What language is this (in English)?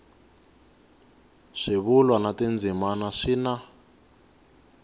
Tsonga